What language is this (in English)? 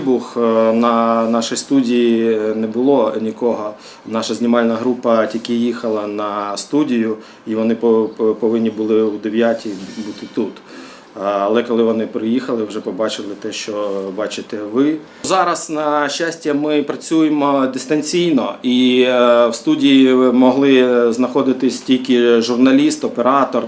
Ukrainian